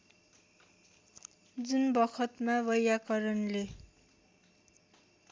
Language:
Nepali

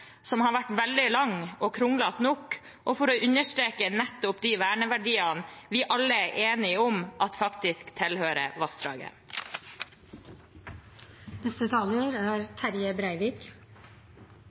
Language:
Norwegian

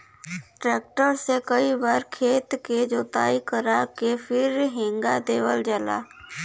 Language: Bhojpuri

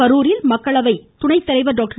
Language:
Tamil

